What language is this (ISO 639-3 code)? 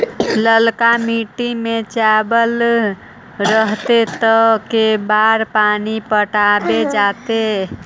mag